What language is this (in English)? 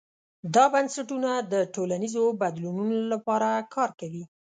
Pashto